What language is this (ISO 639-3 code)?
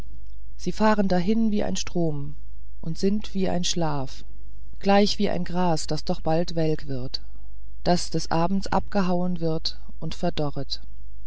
deu